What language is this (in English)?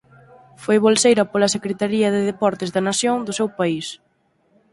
Galician